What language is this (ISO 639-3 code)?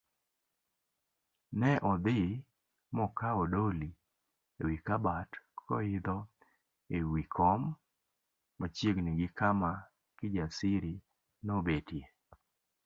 luo